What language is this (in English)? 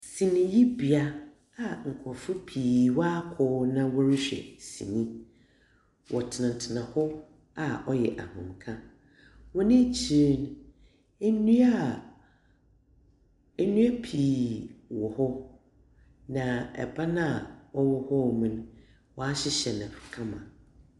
Akan